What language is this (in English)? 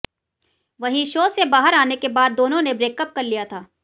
Hindi